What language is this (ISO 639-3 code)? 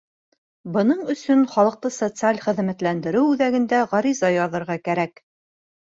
bak